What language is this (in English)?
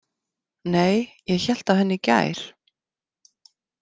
Icelandic